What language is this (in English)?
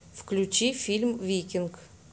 Russian